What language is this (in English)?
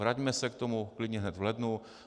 Czech